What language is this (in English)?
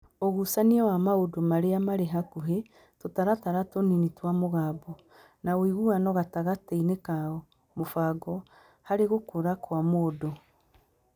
Kikuyu